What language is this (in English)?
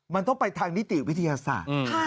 Thai